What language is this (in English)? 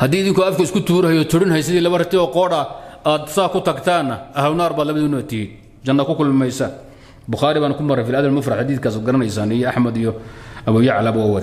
Arabic